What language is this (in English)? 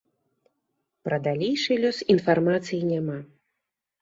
Belarusian